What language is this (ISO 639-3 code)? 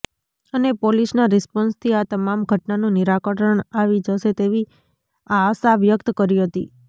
guj